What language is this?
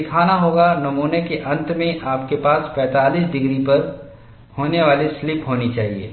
Hindi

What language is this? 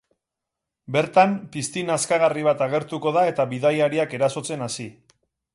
Basque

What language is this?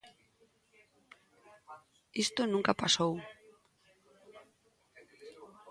Galician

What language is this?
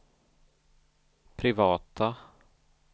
Swedish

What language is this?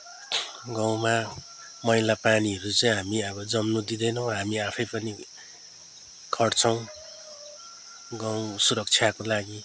Nepali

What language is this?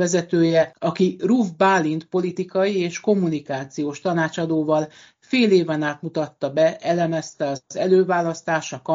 Hungarian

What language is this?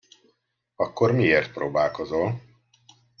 Hungarian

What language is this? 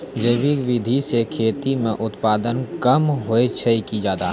Maithili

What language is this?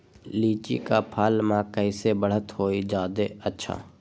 Magahi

